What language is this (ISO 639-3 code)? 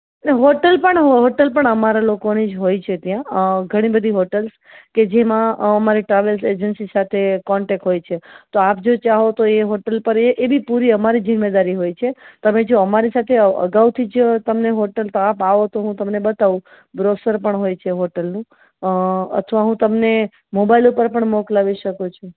guj